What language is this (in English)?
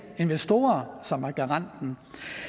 Danish